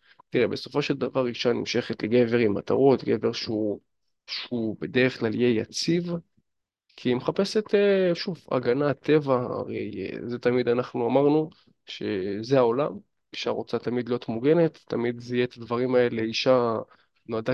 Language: Hebrew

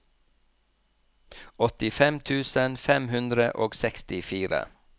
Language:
Norwegian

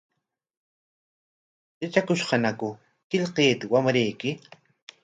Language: Corongo Ancash Quechua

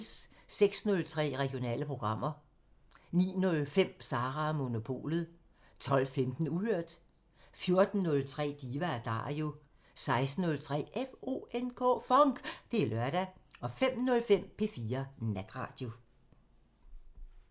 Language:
Danish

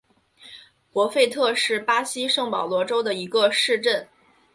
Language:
Chinese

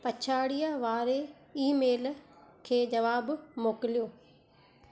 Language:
Sindhi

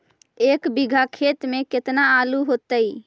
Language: Magahi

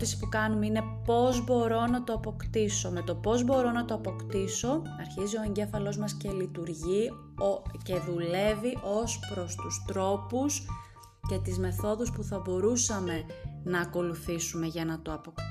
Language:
Greek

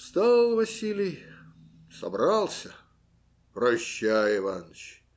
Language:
Russian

